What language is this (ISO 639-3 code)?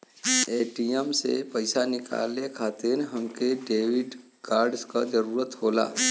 bho